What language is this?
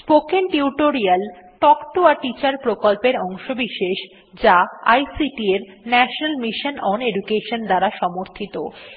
Bangla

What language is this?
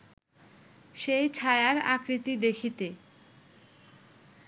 Bangla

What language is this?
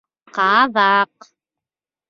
Bashkir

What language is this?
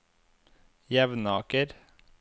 Norwegian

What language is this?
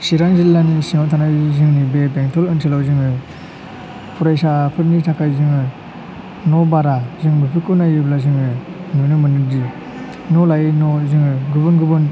Bodo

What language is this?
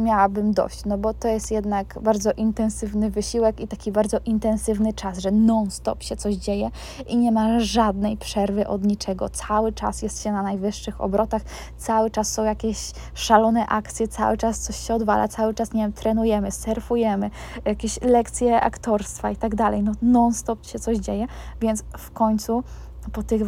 Polish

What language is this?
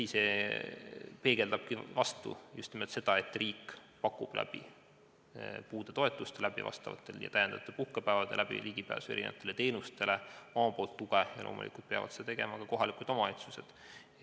Estonian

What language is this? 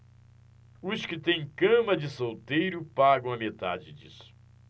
Portuguese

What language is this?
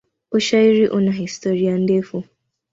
Swahili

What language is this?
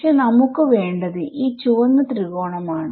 Malayalam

